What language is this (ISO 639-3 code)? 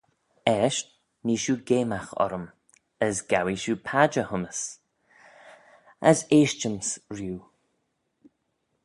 glv